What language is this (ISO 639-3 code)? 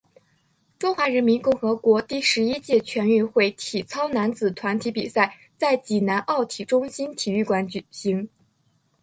zho